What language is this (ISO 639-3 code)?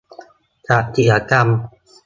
tha